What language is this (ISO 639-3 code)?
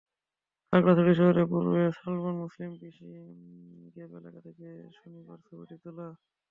ben